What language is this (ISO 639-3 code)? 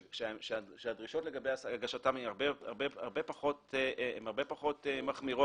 heb